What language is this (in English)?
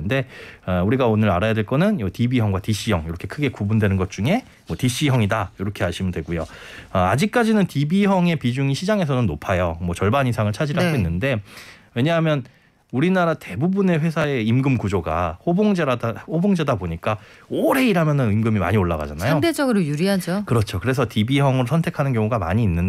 Korean